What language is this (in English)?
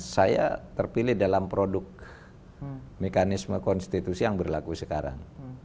Indonesian